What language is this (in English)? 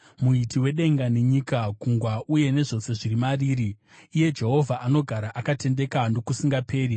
Shona